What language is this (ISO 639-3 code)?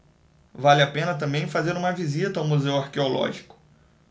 por